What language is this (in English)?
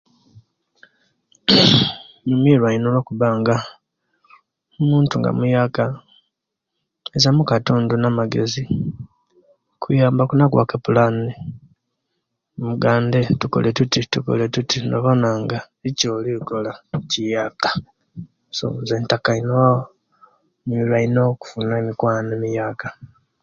Kenyi